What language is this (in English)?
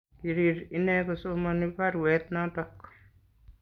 Kalenjin